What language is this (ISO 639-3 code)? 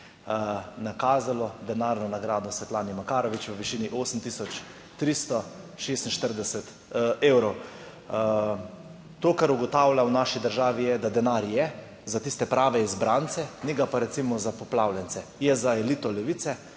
slv